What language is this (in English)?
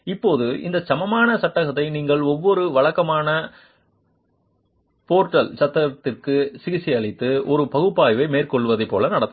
Tamil